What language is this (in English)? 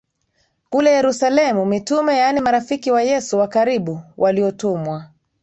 Swahili